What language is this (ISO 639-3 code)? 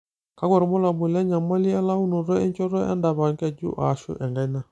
mas